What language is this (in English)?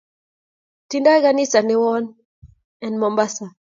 Kalenjin